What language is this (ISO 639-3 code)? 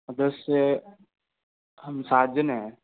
hin